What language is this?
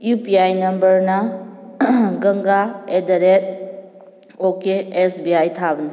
Manipuri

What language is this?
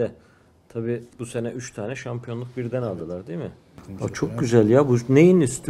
Turkish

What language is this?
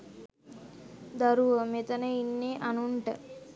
Sinhala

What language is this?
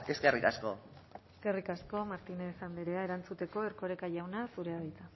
Basque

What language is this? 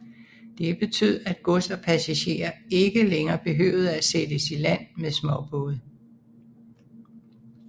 Danish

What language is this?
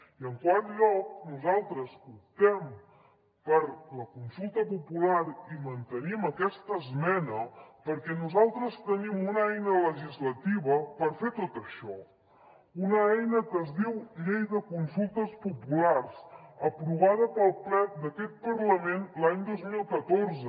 Catalan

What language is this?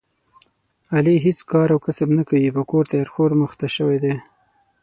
Pashto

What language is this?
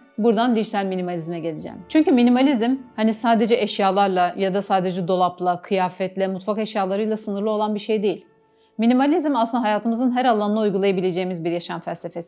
Turkish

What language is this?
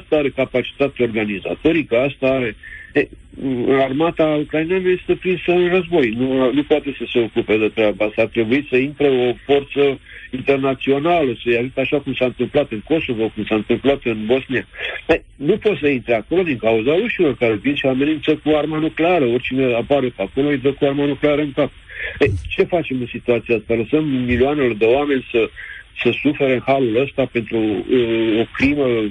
Romanian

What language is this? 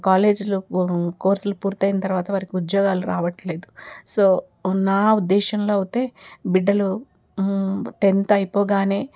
Telugu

